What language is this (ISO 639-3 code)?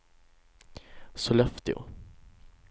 swe